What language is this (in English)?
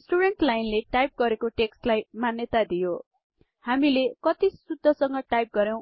Nepali